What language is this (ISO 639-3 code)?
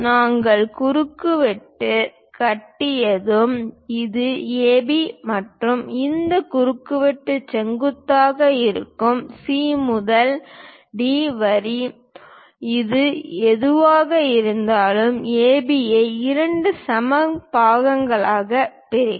tam